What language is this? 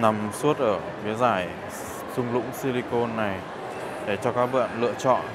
Vietnamese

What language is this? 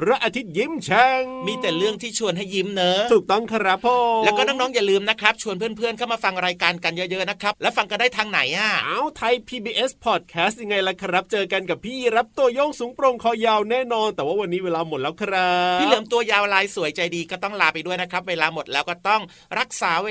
Thai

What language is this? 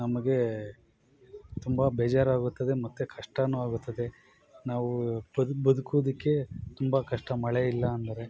Kannada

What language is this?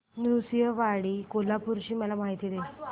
Marathi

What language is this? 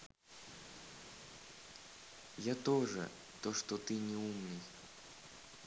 Russian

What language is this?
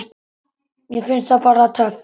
Icelandic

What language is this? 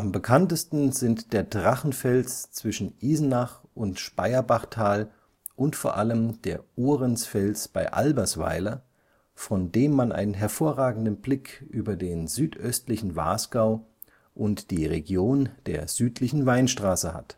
German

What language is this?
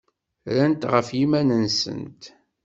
Kabyle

